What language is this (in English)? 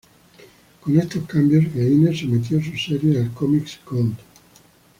Spanish